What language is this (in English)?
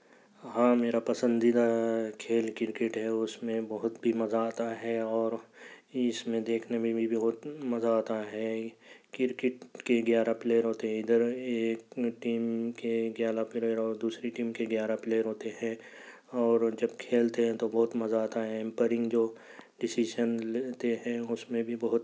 Urdu